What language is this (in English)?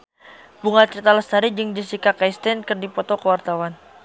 Sundanese